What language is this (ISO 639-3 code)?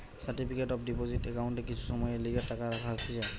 ben